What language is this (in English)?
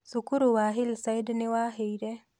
Kikuyu